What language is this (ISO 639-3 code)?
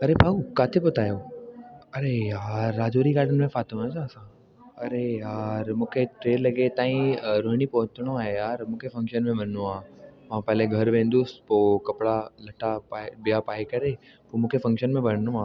snd